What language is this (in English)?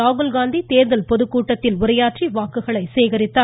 Tamil